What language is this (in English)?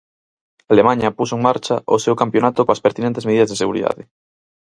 Galician